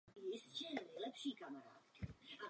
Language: Czech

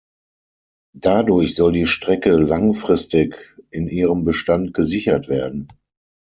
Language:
German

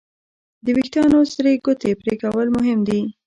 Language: Pashto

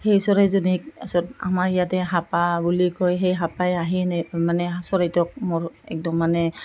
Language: Assamese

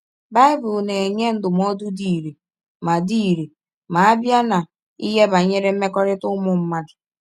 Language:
Igbo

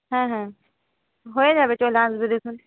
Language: Bangla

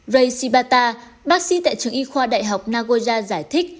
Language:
Vietnamese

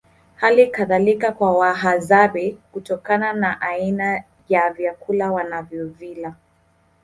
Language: Swahili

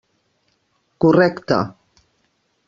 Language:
Catalan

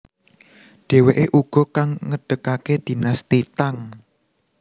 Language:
Javanese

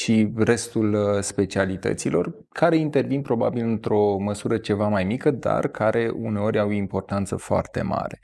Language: Romanian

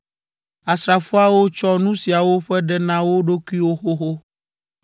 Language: Ewe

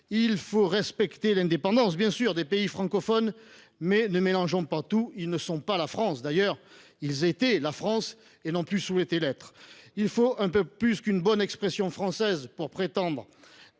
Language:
French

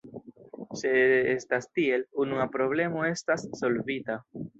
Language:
Esperanto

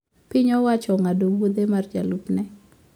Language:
Luo (Kenya and Tanzania)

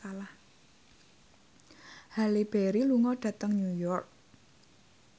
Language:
Javanese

